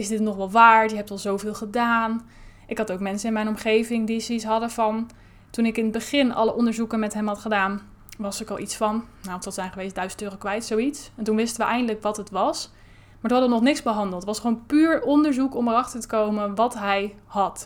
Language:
Dutch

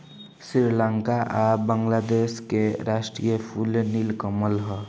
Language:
Bhojpuri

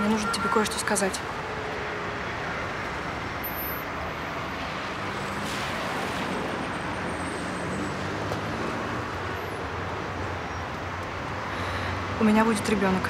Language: Russian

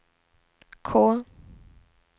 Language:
Swedish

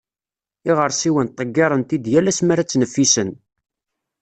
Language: Kabyle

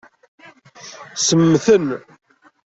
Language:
Kabyle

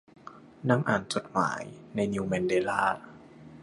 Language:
Thai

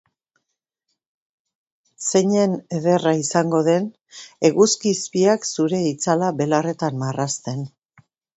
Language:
Basque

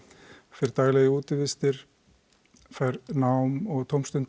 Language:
Icelandic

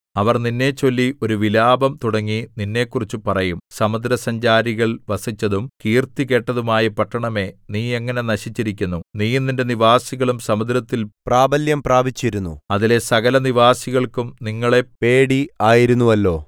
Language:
Malayalam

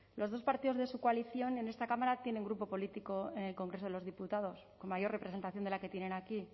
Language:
Spanish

